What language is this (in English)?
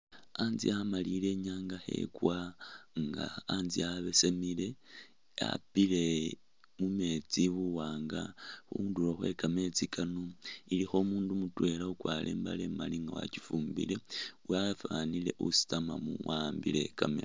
Masaaba